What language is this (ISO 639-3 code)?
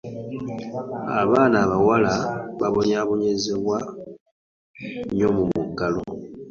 lug